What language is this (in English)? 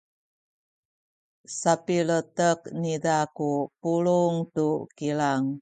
Sakizaya